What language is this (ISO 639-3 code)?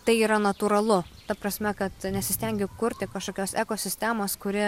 lit